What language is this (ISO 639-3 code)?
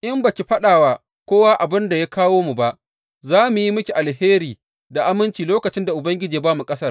hau